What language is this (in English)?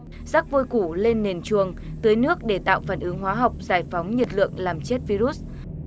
Vietnamese